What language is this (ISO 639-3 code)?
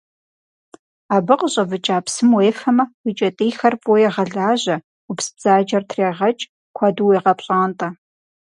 kbd